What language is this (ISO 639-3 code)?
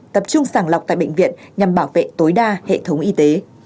vie